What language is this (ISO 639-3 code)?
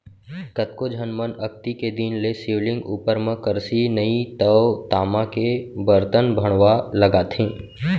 hne